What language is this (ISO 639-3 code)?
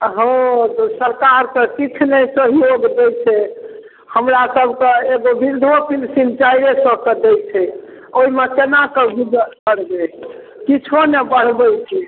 mai